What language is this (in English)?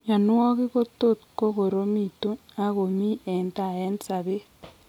Kalenjin